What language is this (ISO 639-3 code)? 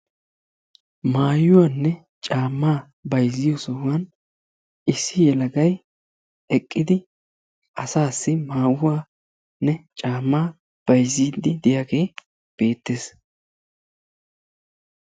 wal